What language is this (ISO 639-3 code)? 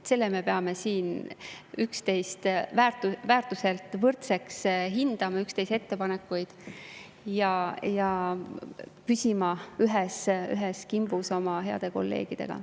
est